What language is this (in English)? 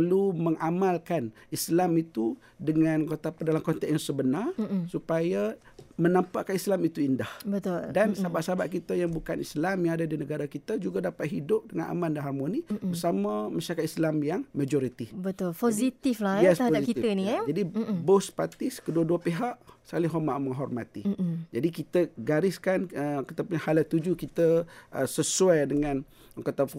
Malay